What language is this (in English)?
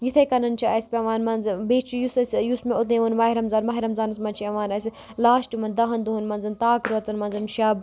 Kashmiri